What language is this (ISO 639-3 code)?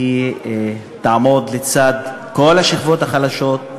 heb